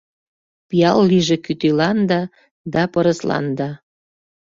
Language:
Mari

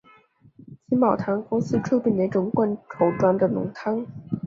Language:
Chinese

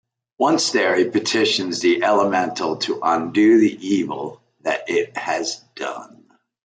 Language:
English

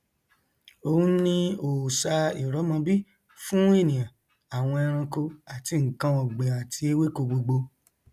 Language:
Yoruba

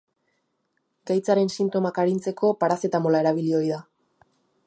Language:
Basque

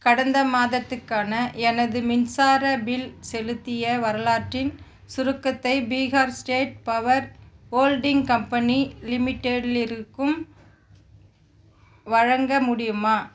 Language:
Tamil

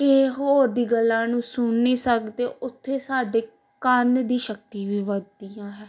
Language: Punjabi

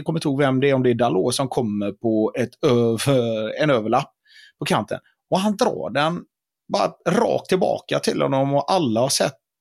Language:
Swedish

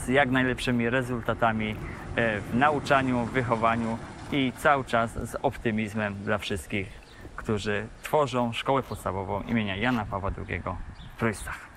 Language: Polish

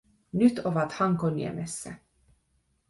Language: Finnish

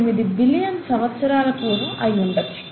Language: Telugu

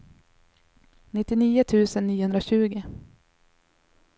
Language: Swedish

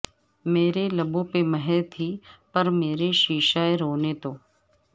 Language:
Urdu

